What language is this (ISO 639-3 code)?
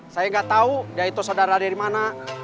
ind